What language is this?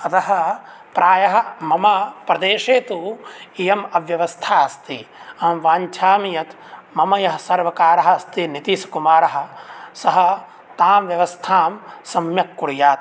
Sanskrit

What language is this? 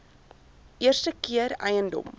Afrikaans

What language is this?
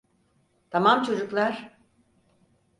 Turkish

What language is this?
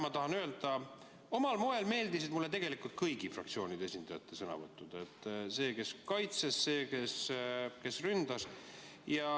Estonian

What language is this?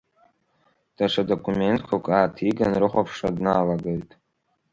Abkhazian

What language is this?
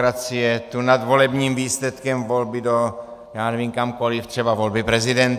Czech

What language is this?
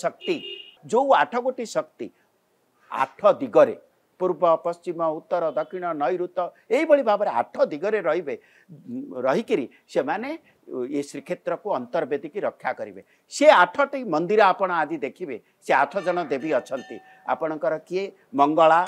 Hindi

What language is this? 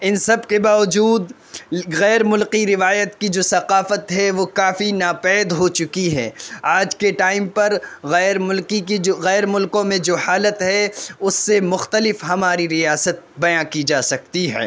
Urdu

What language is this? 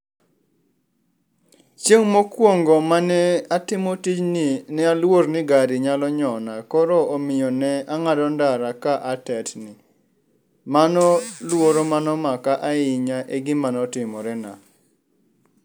Luo (Kenya and Tanzania)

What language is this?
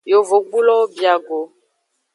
Aja (Benin)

